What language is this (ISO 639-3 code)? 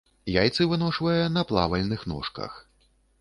bel